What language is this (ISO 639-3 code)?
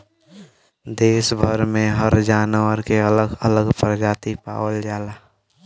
bho